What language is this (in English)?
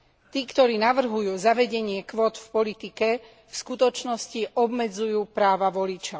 Slovak